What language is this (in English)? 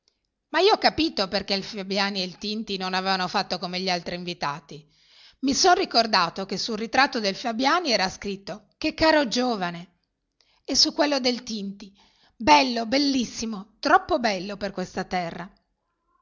Italian